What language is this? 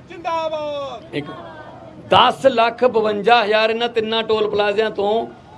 Hindi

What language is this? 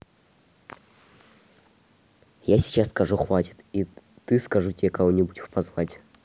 Russian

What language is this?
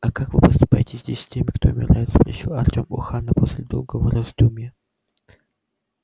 Russian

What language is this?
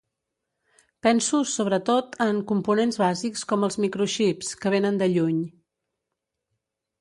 Catalan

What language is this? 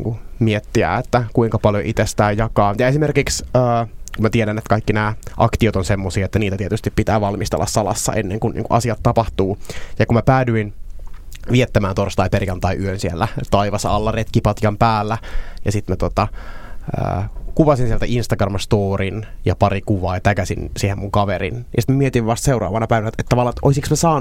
Finnish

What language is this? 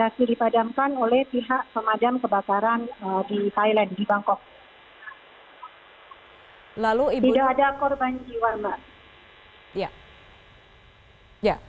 Indonesian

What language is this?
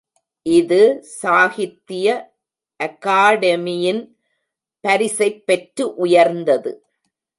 Tamil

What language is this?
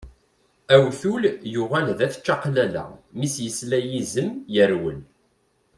Kabyle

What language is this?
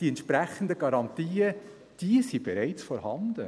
Swiss German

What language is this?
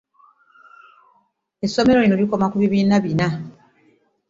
Ganda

